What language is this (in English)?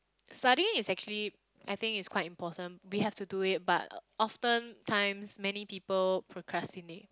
English